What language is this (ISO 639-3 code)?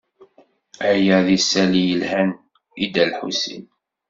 kab